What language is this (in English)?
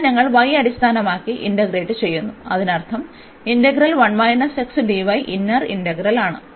Malayalam